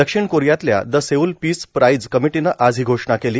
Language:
Marathi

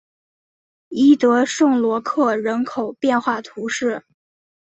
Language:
Chinese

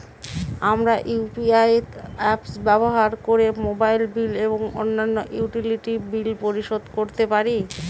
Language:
Bangla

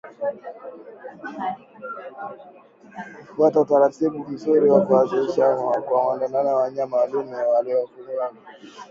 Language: Swahili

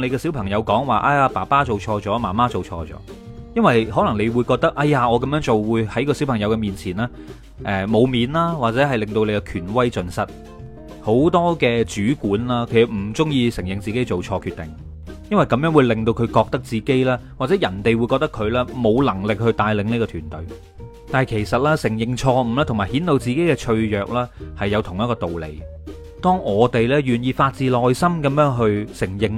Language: Chinese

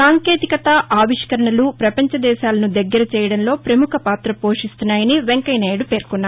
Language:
Telugu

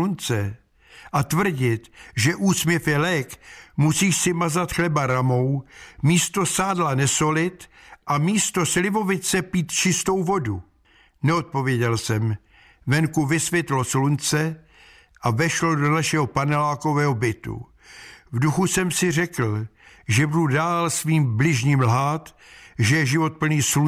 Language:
Czech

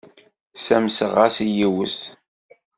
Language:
Kabyle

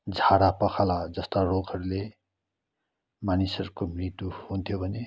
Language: Nepali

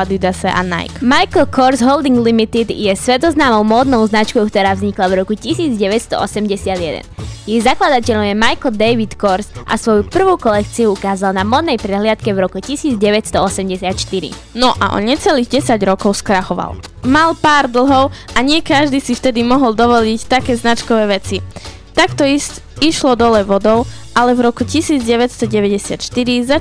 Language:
Slovak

